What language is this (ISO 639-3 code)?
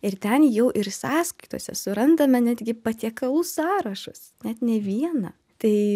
lit